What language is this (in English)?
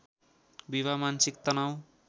Nepali